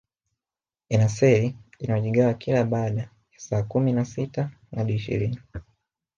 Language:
Swahili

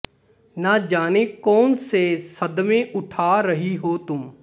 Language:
Punjabi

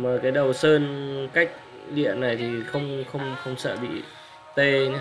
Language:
Vietnamese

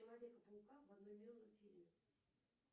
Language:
Russian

